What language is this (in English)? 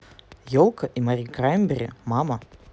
Russian